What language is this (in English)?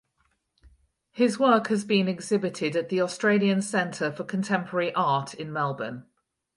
English